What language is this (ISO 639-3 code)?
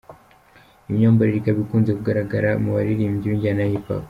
kin